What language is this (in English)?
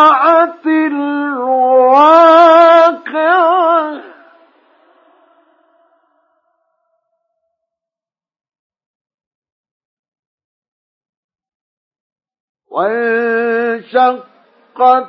Arabic